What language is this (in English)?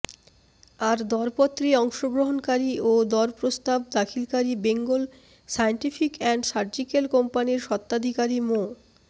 Bangla